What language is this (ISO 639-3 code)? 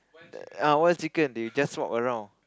eng